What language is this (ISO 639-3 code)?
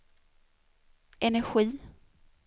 swe